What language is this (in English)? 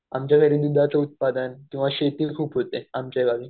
Marathi